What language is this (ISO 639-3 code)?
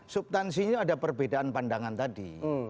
ind